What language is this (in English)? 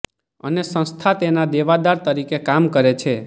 Gujarati